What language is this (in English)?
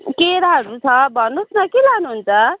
Nepali